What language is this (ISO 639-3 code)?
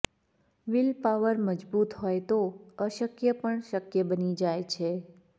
guj